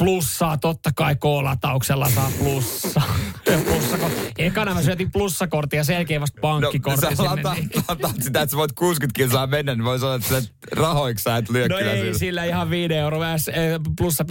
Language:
Finnish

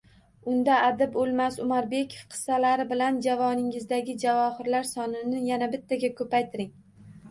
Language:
Uzbek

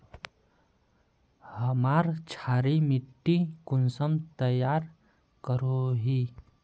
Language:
Magahi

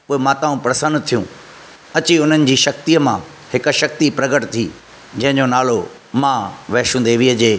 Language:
Sindhi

